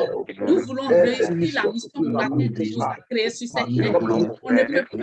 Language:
French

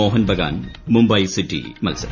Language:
Malayalam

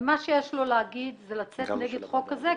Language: Hebrew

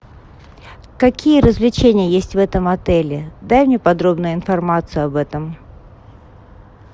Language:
Russian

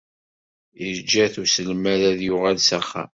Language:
Kabyle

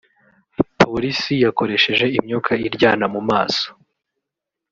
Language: Kinyarwanda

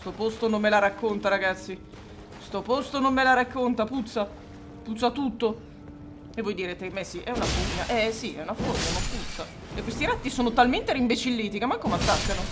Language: Italian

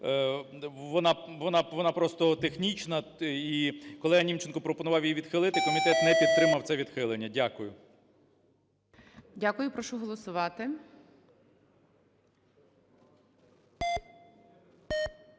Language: Ukrainian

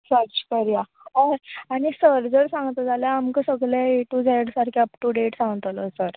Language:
Konkani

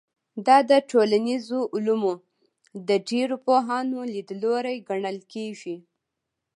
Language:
Pashto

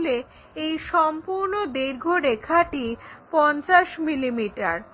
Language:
Bangla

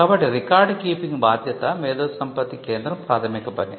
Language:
Telugu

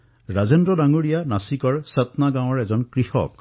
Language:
Assamese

